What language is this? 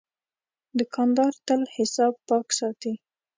Pashto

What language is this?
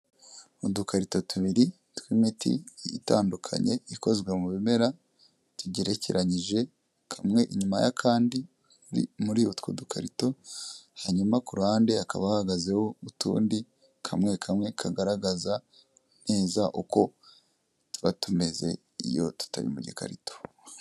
Kinyarwanda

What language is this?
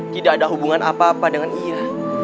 Indonesian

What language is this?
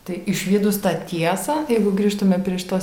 Lithuanian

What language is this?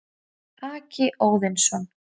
Icelandic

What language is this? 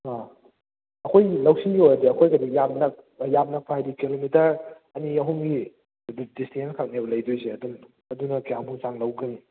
Manipuri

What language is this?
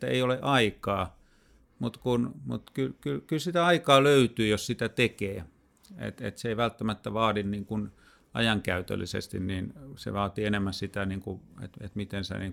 Finnish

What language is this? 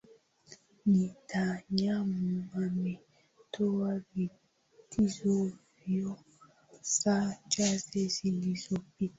Swahili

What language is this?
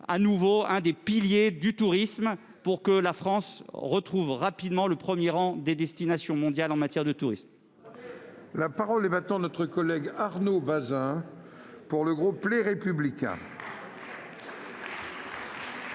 French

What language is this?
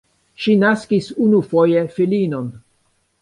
Esperanto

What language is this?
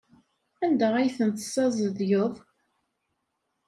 Kabyle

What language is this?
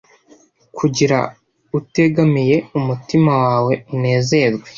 Kinyarwanda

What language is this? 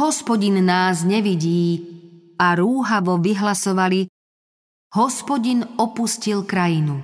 Slovak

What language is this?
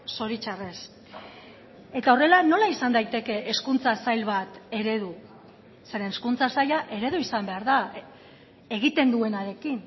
Basque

